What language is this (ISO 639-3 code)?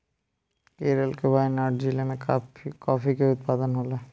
bho